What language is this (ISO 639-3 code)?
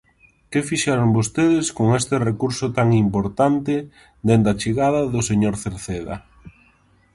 glg